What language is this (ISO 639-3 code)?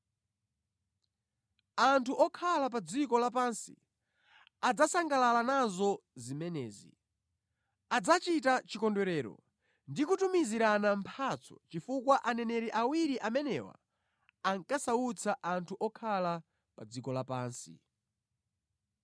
nya